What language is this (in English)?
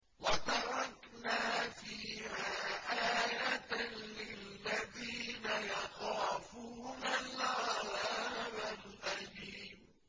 Arabic